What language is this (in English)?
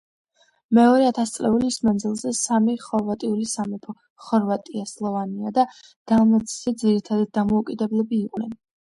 Georgian